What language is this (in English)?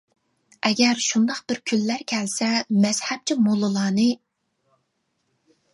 Uyghur